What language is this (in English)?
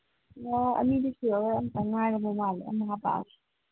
Manipuri